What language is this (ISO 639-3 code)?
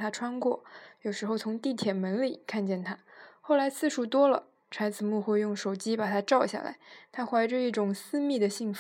zho